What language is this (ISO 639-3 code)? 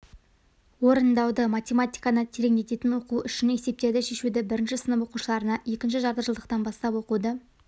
kaz